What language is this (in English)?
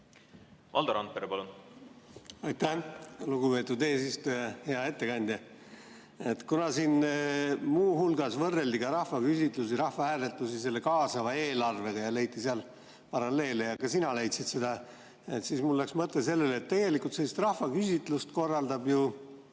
Estonian